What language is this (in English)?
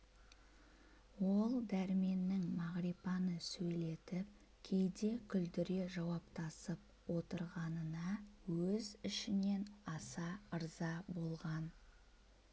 Kazakh